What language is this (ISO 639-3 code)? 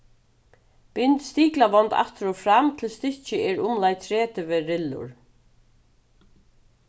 fao